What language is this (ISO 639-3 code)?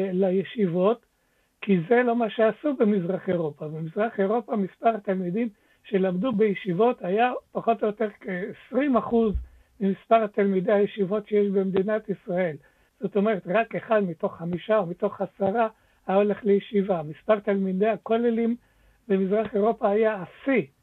heb